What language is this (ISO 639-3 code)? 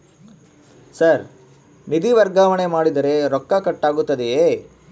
kan